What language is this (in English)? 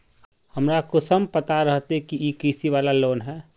Magahi